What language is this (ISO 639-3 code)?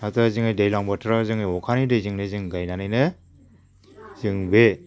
brx